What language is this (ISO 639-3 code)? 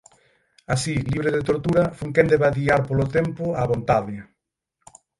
glg